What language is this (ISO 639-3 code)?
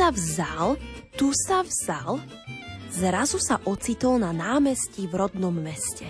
slk